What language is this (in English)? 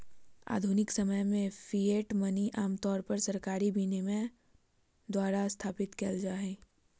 Magahi